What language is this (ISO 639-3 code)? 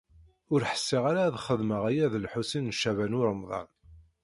kab